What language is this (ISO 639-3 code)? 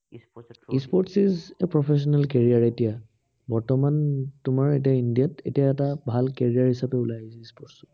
asm